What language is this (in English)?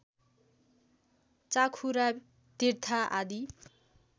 Nepali